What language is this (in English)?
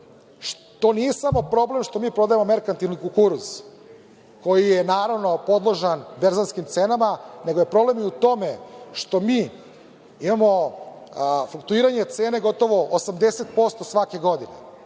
Serbian